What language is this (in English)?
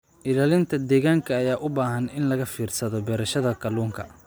Somali